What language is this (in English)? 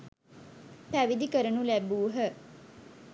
Sinhala